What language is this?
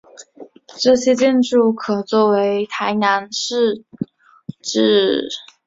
Chinese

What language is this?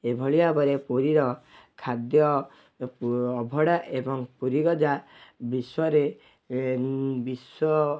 Odia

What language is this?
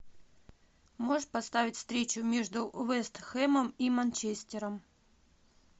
Russian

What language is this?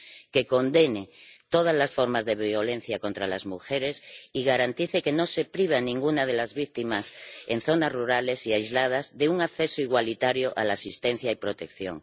Spanish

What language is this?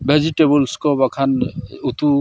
Santali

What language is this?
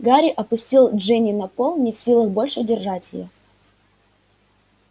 Russian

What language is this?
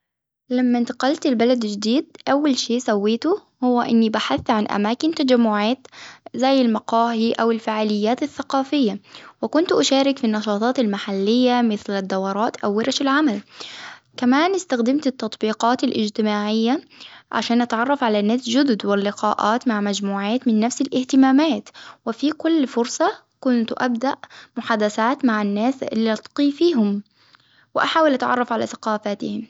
Hijazi Arabic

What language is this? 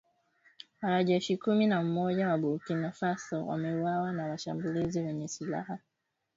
Swahili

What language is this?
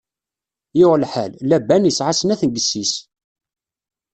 Kabyle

